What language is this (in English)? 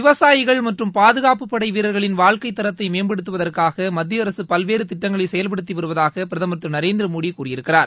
Tamil